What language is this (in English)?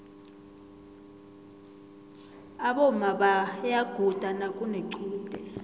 South Ndebele